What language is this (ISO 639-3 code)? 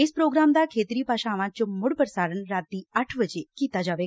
pan